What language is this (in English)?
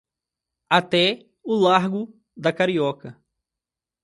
Portuguese